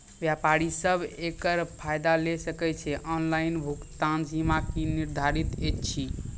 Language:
Maithili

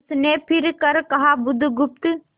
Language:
Hindi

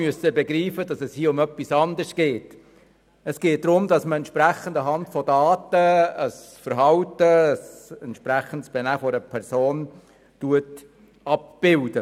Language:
Swiss German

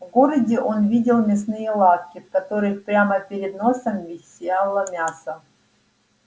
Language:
Russian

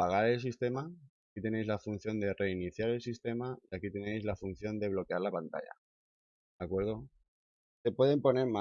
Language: Spanish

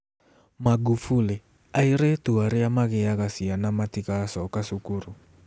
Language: Kikuyu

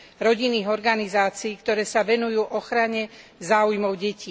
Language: Slovak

